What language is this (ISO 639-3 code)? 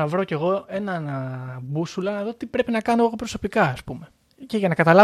ell